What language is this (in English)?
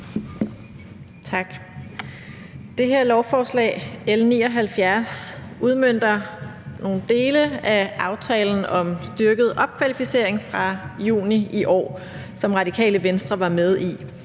Danish